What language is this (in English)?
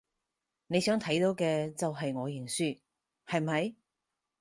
Cantonese